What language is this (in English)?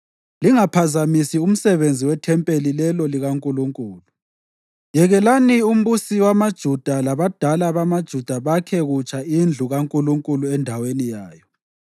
North Ndebele